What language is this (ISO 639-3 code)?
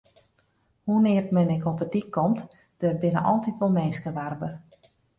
fry